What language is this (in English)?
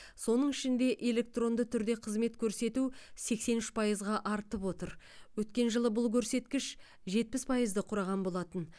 Kazakh